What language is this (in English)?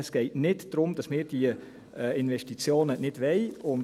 Swiss German